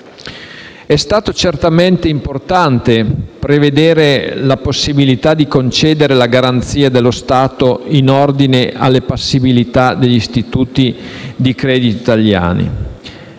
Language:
Italian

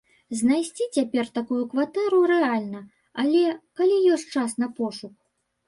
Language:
Belarusian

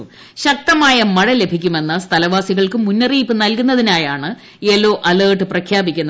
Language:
Malayalam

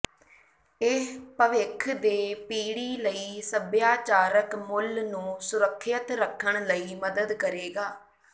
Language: Punjabi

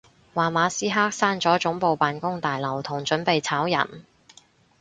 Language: Cantonese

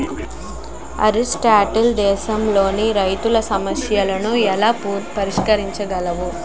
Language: Telugu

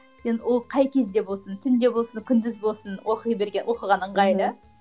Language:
Kazakh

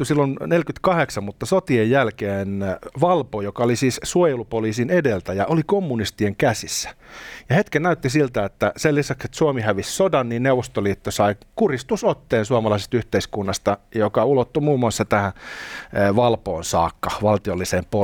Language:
Finnish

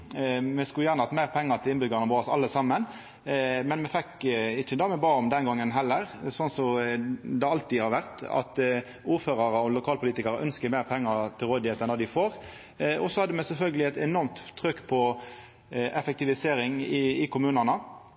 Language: Norwegian Nynorsk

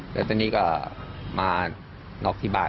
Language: Thai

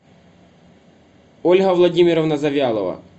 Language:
Russian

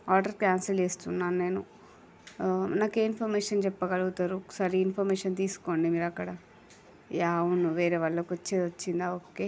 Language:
Telugu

